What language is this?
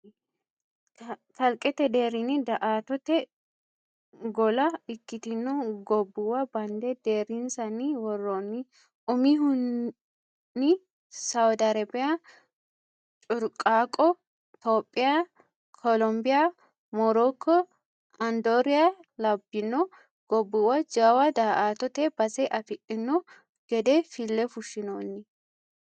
Sidamo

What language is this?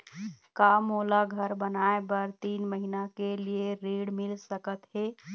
Chhattisgarhi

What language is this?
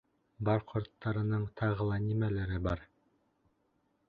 Bashkir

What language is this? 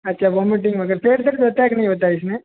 Hindi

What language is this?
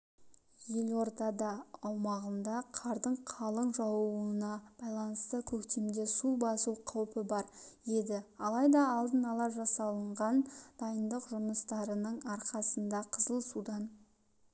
Kazakh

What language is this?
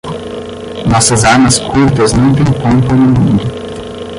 Portuguese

